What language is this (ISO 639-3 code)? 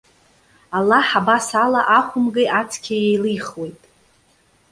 abk